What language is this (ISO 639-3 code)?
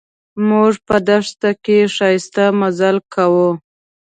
pus